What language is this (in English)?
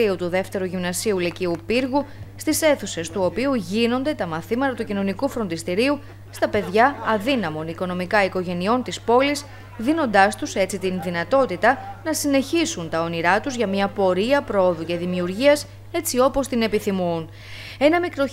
Greek